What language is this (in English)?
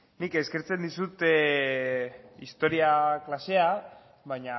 Basque